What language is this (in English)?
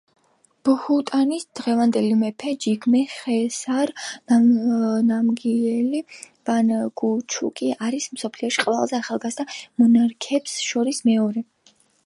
Georgian